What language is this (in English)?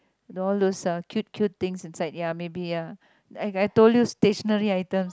English